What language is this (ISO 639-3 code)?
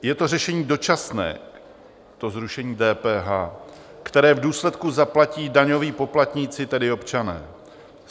ces